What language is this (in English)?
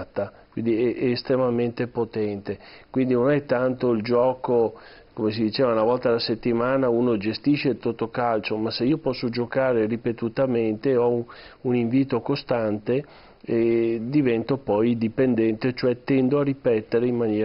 Italian